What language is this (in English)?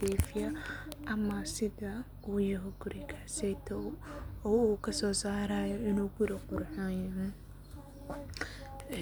Somali